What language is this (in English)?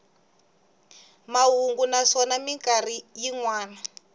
Tsonga